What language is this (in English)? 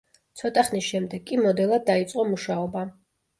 Georgian